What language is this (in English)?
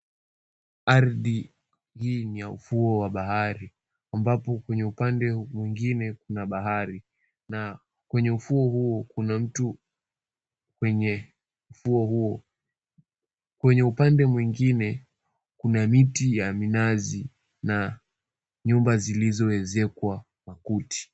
Swahili